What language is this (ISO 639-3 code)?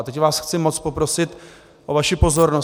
ces